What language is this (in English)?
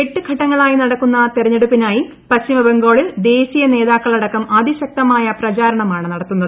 Malayalam